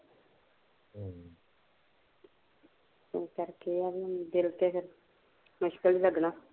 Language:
Punjabi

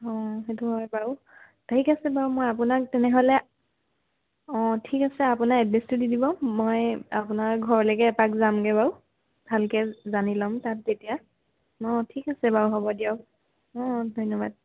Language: Assamese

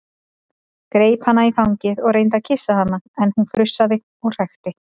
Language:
Icelandic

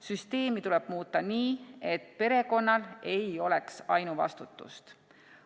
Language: Estonian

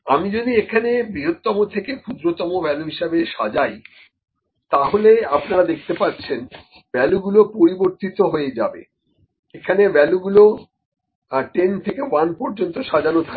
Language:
Bangla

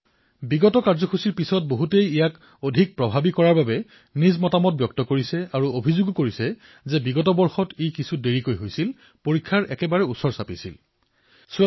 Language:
Assamese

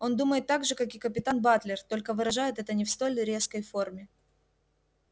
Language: Russian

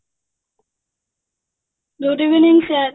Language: Odia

